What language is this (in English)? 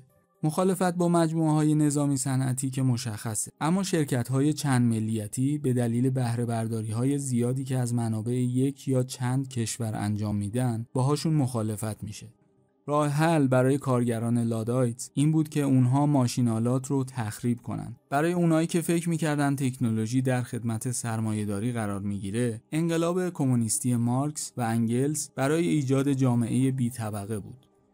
Persian